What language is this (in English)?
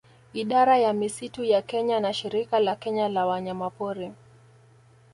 Swahili